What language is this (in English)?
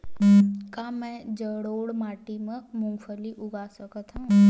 Chhattisgarhi